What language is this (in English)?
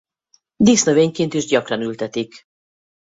Hungarian